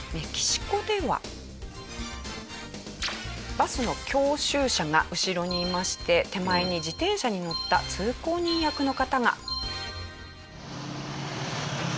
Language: Japanese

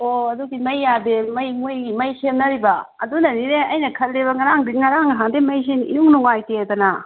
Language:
Manipuri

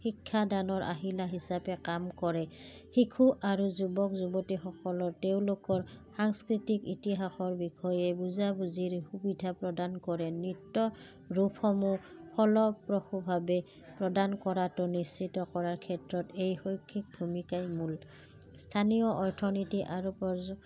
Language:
Assamese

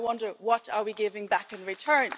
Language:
English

